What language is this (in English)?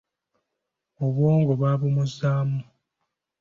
Ganda